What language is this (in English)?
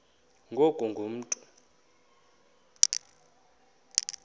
Xhosa